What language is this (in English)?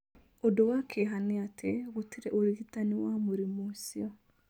Kikuyu